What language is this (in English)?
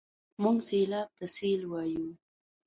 Pashto